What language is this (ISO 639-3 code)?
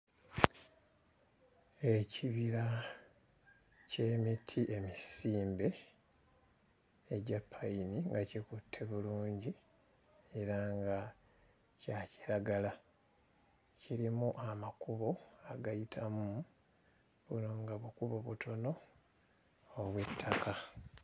lug